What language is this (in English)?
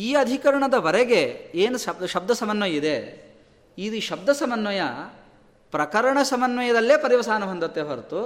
Kannada